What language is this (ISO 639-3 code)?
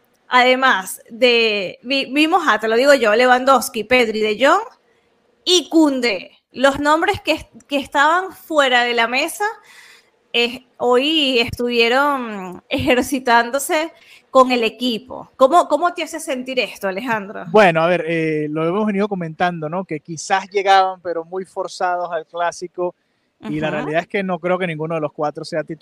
spa